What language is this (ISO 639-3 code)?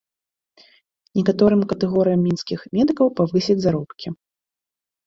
bel